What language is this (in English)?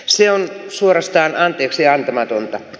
Finnish